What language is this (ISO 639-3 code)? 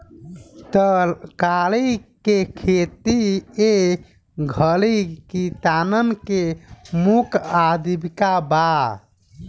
bho